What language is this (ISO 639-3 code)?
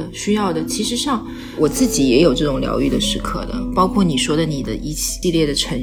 zho